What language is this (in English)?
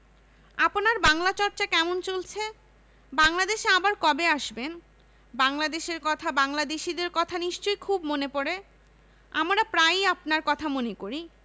Bangla